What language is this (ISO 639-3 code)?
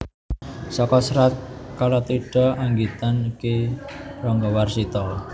jav